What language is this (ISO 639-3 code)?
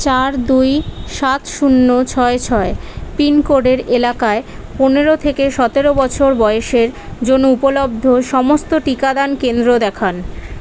ben